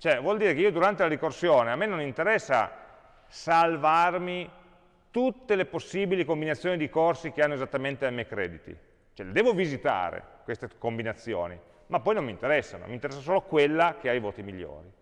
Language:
Italian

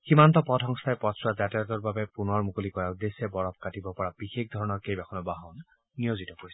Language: Assamese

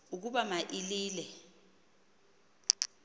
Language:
Xhosa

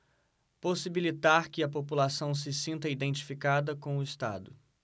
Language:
Portuguese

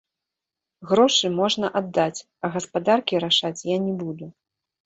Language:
Belarusian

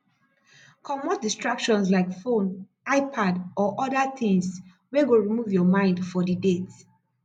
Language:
Nigerian Pidgin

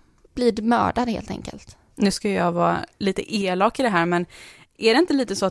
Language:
Swedish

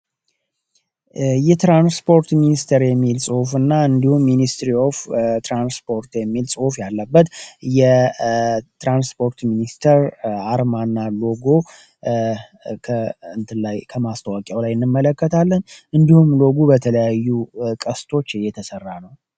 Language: Amharic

